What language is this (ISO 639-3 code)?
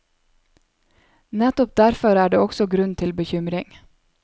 nor